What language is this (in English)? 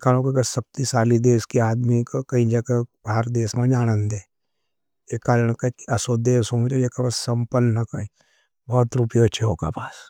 Nimadi